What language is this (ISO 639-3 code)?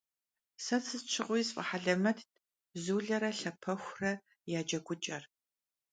kbd